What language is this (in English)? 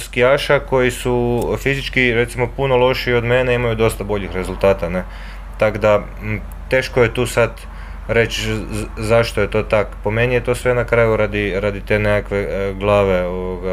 Croatian